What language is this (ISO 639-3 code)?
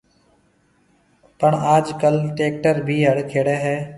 mve